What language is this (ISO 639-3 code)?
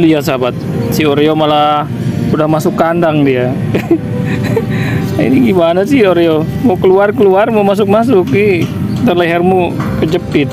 ind